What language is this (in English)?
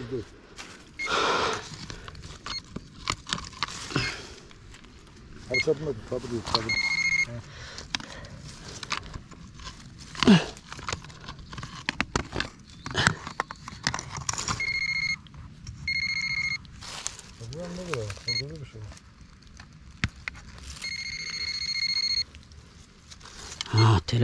Turkish